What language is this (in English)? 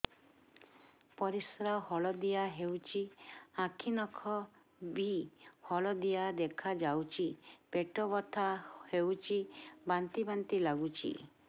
Odia